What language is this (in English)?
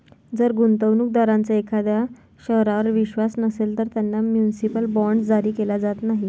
Marathi